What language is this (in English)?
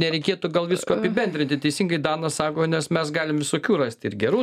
Lithuanian